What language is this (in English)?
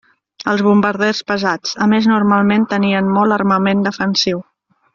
Catalan